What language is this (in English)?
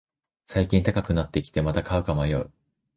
Japanese